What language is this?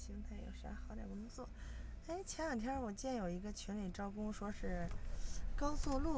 Chinese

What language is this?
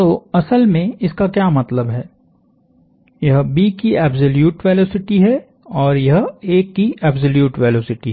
Hindi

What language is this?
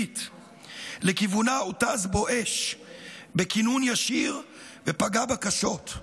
Hebrew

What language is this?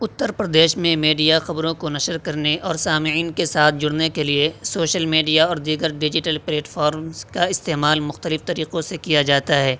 Urdu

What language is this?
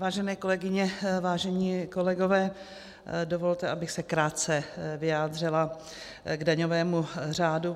Czech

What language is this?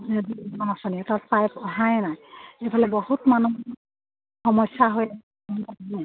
Assamese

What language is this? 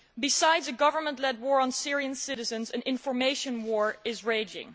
English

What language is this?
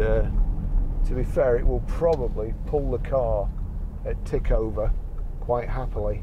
English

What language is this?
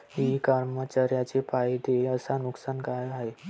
Marathi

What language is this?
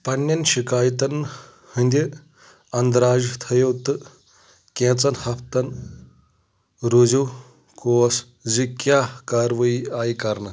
Kashmiri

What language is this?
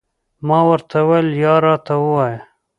Pashto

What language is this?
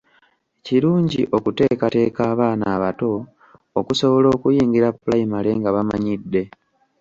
Ganda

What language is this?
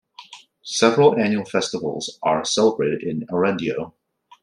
English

